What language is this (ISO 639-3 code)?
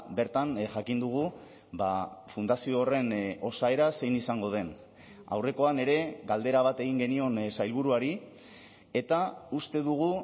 eus